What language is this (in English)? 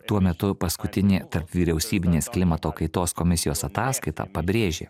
Lithuanian